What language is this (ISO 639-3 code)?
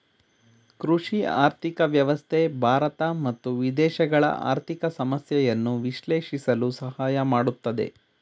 kan